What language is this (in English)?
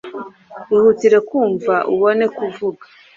Kinyarwanda